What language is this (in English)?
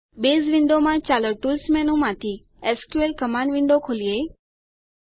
Gujarati